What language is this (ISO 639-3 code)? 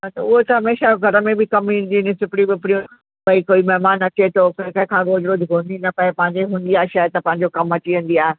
snd